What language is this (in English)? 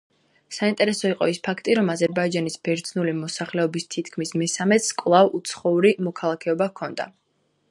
Georgian